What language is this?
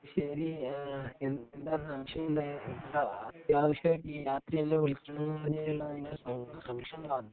Malayalam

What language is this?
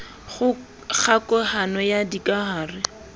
Southern Sotho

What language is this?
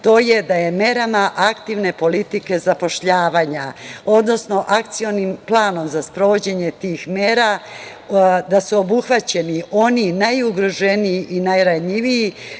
Serbian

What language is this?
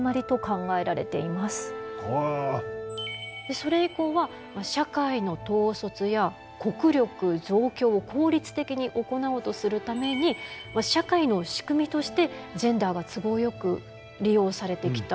Japanese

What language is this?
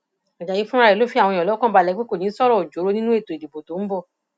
Yoruba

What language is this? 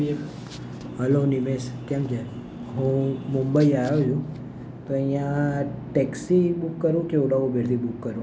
Gujarati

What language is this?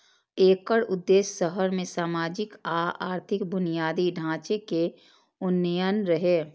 Maithili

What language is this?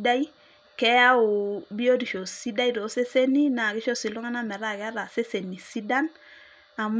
Masai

